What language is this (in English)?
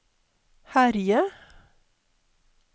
Norwegian